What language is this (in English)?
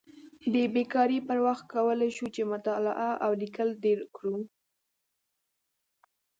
Pashto